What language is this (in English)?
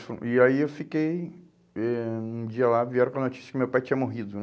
Portuguese